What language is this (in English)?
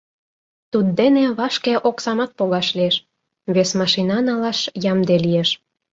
Mari